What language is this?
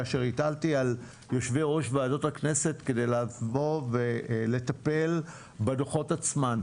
Hebrew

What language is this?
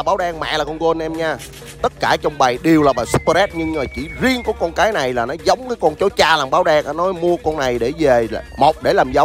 Vietnamese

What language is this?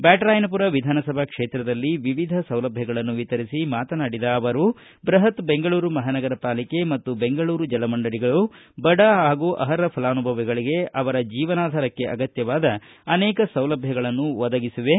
Kannada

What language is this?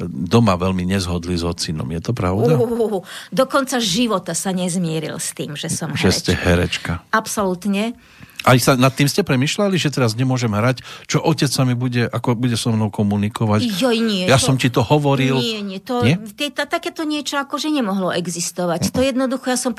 Slovak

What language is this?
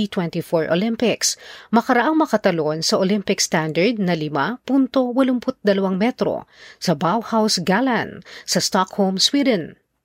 Filipino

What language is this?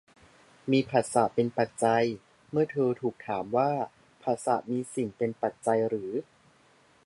Thai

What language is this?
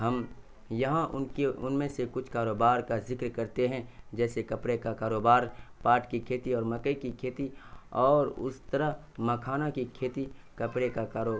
Urdu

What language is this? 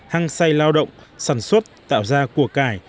Vietnamese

